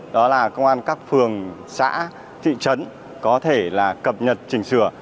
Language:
Vietnamese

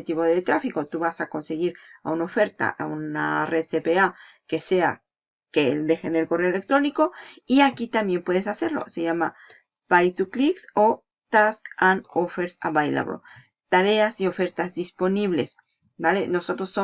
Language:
Spanish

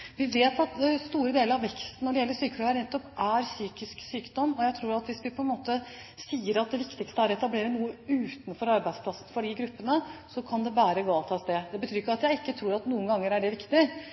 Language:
Norwegian Bokmål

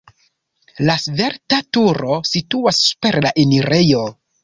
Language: Esperanto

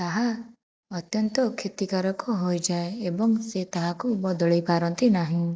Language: Odia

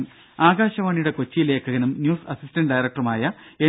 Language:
Malayalam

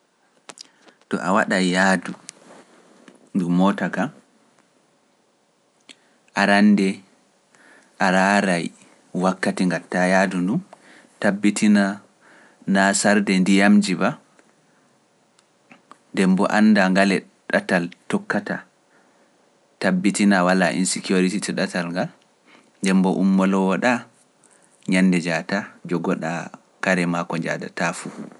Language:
Pular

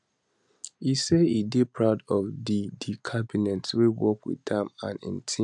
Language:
Nigerian Pidgin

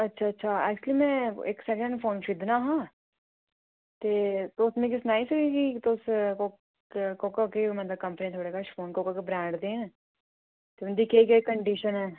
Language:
Dogri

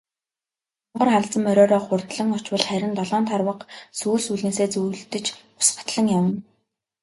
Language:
Mongolian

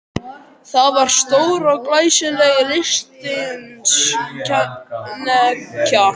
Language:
Icelandic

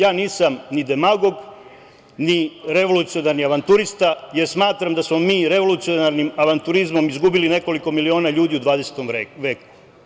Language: Serbian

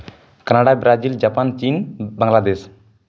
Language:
Santali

